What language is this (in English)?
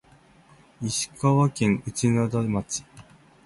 Japanese